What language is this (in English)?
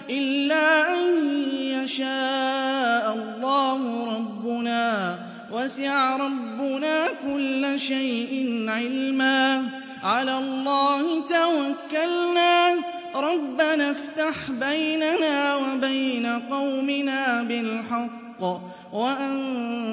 Arabic